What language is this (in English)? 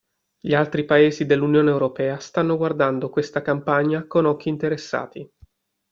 Italian